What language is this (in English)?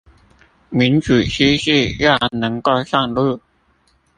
Chinese